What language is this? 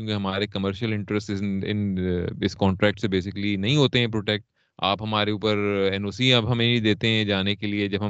Urdu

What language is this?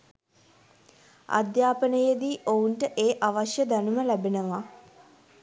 Sinhala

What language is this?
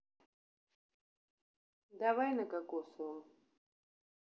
Russian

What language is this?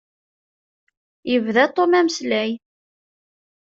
Kabyle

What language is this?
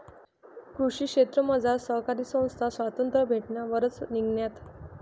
Marathi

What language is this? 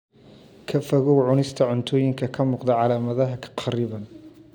Somali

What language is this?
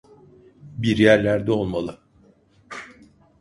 Turkish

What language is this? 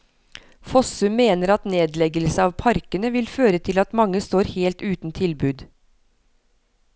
Norwegian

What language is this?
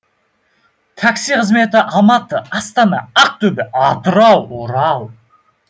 Kazakh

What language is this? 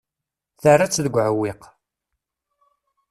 Kabyle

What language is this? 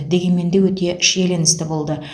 Kazakh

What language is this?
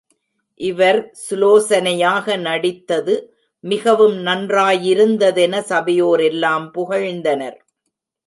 Tamil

